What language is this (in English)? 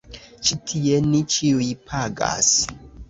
Esperanto